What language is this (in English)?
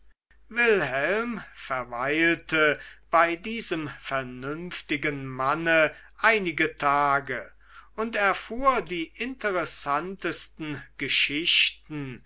German